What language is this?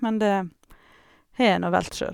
Norwegian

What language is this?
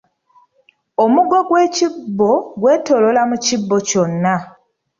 Ganda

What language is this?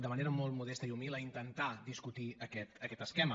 Catalan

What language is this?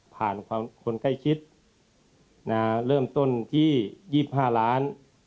Thai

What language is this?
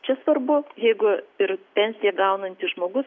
Lithuanian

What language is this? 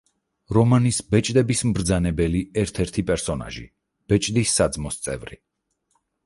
Georgian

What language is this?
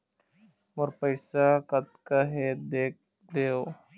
Chhattisgarhi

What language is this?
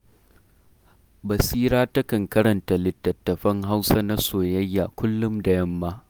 Hausa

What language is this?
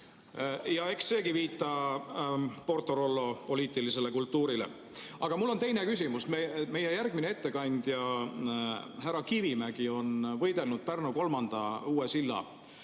Estonian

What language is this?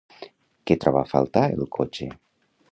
Catalan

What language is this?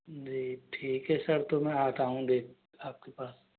Hindi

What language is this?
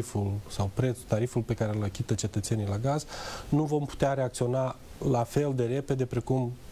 Romanian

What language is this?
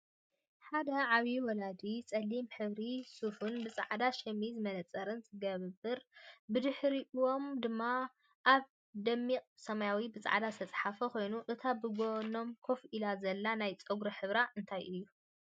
Tigrinya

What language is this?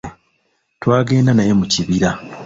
Ganda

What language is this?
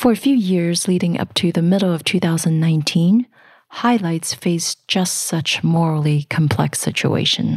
English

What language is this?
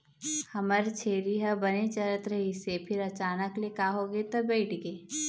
Chhattisgarhi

